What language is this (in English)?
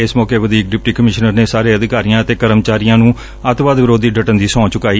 Punjabi